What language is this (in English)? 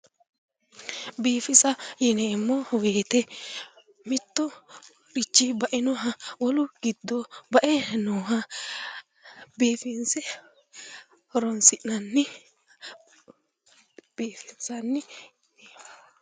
Sidamo